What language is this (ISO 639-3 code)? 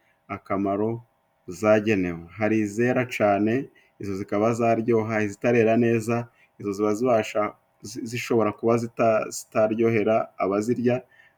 kin